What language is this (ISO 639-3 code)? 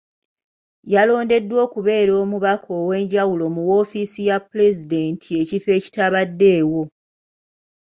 lug